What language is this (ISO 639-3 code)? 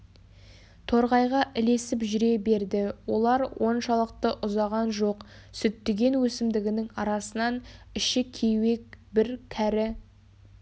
kaz